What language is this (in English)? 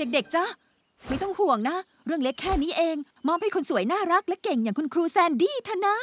Thai